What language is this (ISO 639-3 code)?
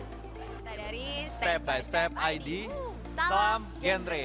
ind